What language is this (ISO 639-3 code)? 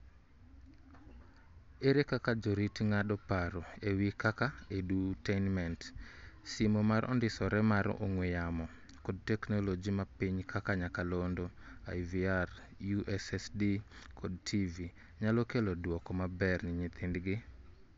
luo